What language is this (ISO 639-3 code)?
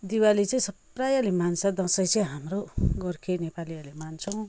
nep